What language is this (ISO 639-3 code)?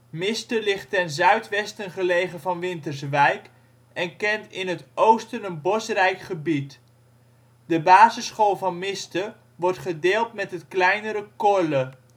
nld